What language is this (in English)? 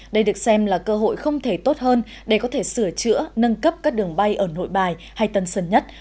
Vietnamese